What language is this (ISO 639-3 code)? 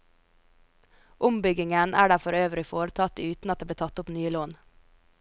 nor